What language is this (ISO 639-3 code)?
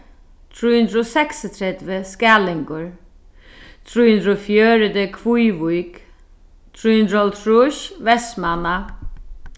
fao